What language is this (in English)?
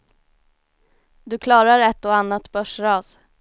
Swedish